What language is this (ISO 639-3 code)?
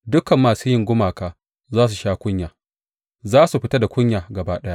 hau